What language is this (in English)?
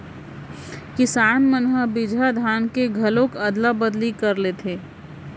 Chhattisgarhi